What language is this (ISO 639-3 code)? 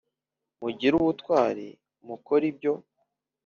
kin